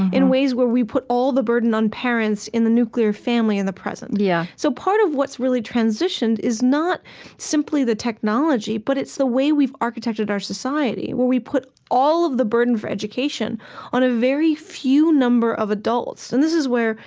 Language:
English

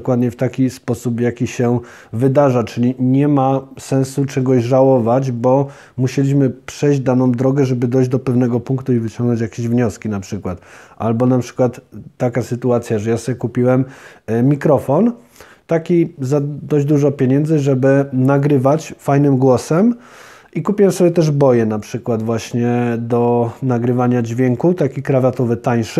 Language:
Polish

